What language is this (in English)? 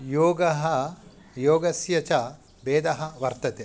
Sanskrit